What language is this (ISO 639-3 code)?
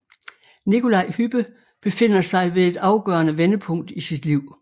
dan